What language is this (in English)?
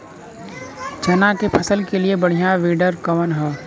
Bhojpuri